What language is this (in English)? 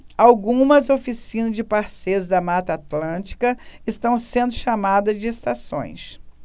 Portuguese